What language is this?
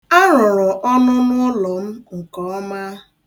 Igbo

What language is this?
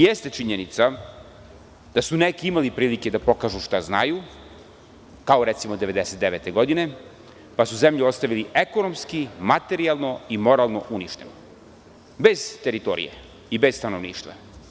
Serbian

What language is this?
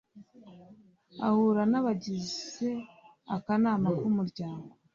Kinyarwanda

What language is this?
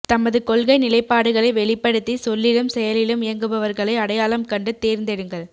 Tamil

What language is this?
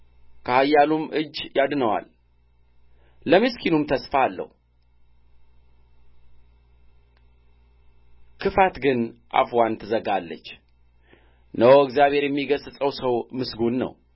Amharic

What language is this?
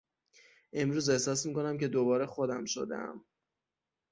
Persian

